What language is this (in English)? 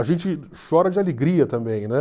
Portuguese